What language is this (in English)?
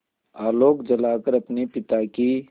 Hindi